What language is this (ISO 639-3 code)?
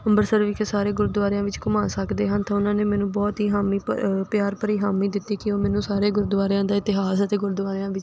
pan